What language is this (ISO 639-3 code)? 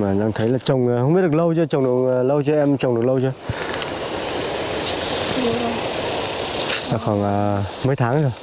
vie